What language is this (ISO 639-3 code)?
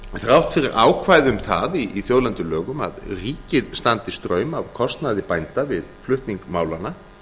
isl